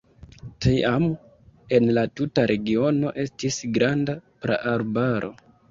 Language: Esperanto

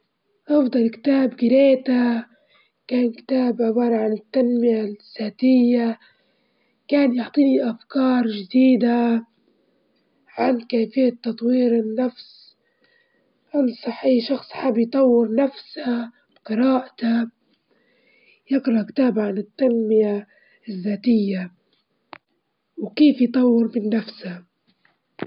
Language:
Libyan Arabic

